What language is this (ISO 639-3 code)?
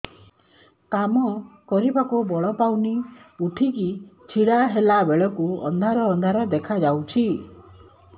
ori